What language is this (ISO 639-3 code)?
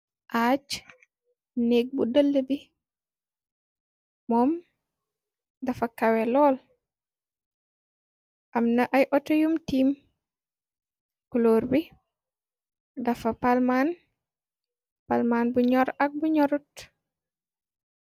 wol